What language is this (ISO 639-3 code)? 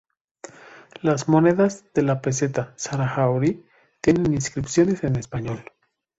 spa